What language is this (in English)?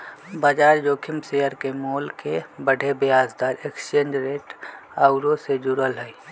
Magahi